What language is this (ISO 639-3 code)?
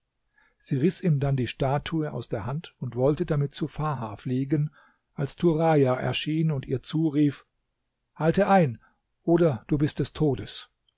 deu